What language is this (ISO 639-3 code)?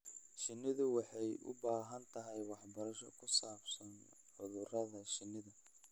som